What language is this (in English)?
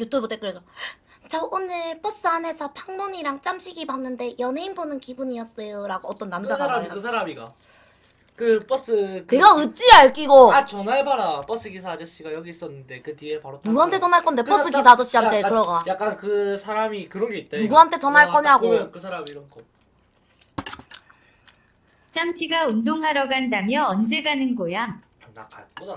Korean